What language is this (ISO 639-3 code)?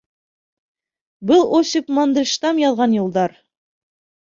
bak